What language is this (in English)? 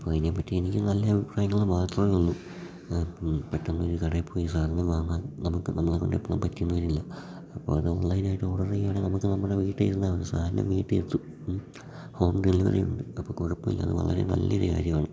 Malayalam